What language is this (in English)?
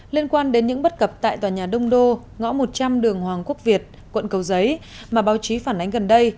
Vietnamese